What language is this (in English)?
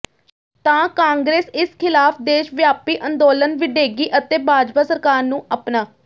Punjabi